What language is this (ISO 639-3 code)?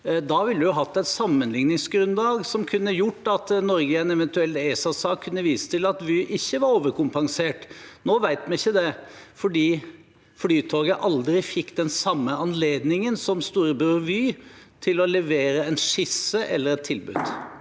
nor